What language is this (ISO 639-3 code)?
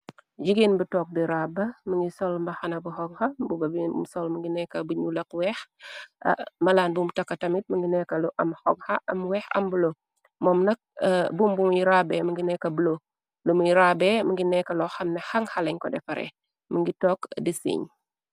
wol